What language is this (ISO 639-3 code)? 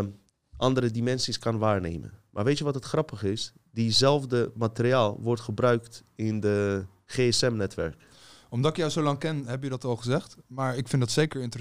nld